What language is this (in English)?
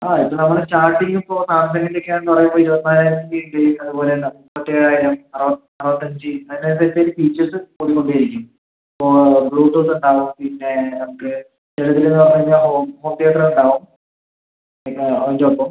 Malayalam